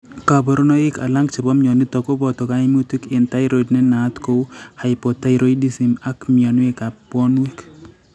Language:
Kalenjin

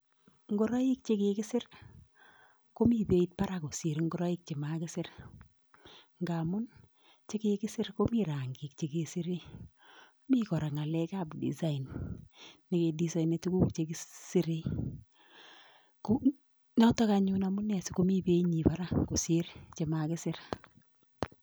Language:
Kalenjin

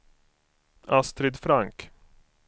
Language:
Swedish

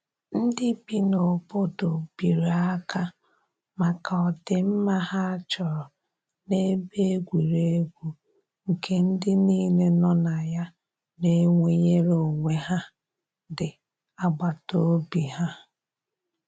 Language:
Igbo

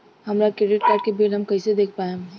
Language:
Bhojpuri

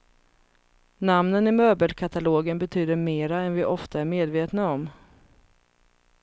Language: Swedish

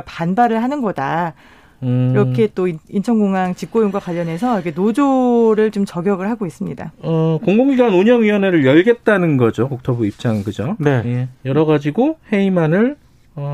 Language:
Korean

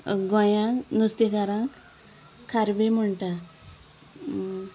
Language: Konkani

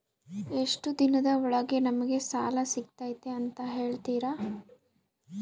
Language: Kannada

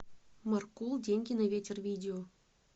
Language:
Russian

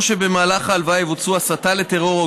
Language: Hebrew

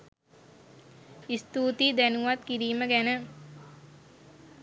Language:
Sinhala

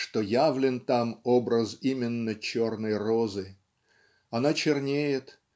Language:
Russian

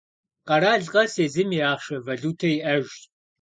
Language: Kabardian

